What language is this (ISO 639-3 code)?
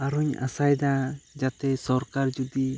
sat